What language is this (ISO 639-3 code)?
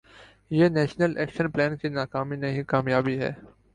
urd